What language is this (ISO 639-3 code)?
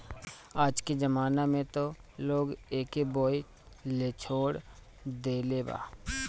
bho